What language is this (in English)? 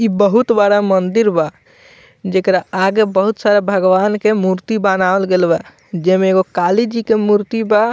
Bhojpuri